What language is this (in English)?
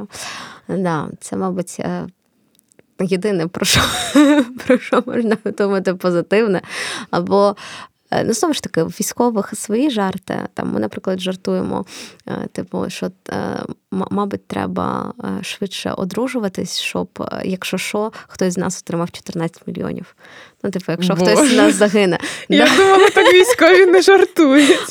Ukrainian